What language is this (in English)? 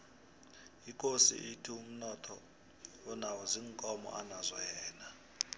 South Ndebele